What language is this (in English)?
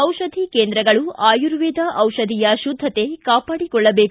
Kannada